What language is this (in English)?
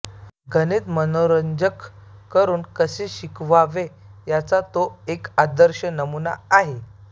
Marathi